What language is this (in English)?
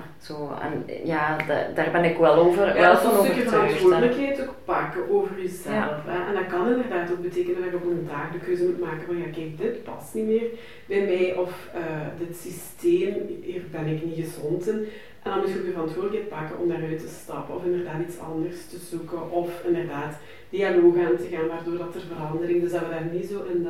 Dutch